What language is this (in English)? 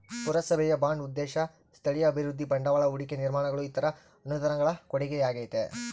Kannada